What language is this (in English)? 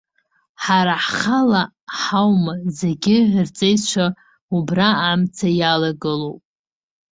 Abkhazian